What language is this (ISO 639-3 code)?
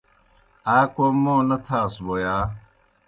plk